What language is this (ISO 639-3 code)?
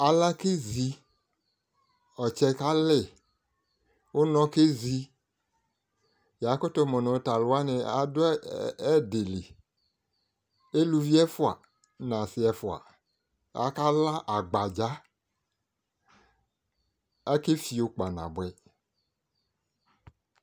kpo